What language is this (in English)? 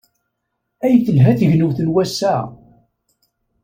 Kabyle